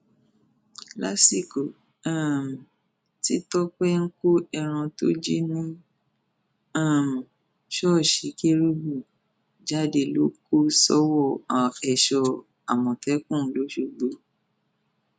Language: Yoruba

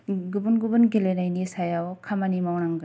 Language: Bodo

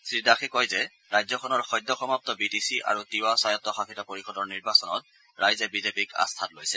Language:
Assamese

